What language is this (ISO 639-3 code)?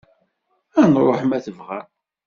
kab